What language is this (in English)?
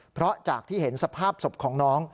Thai